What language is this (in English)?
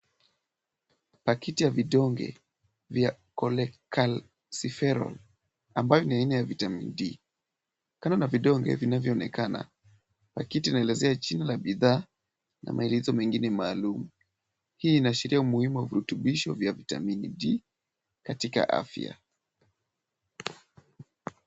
Swahili